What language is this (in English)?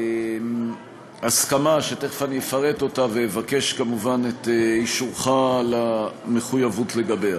Hebrew